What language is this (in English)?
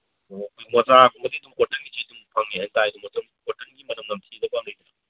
Manipuri